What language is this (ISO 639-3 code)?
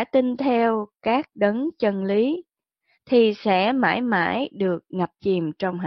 vie